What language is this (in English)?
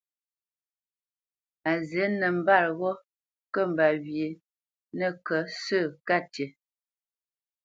Bamenyam